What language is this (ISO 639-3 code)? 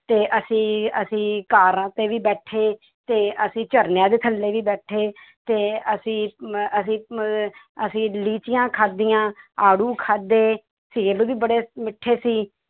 pan